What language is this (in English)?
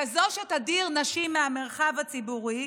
Hebrew